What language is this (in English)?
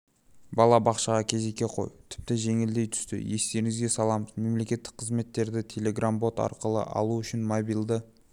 Kazakh